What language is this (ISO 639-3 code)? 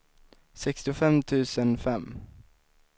swe